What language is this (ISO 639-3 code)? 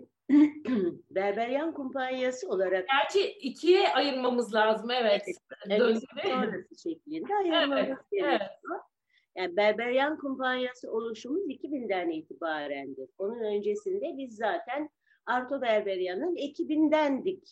tur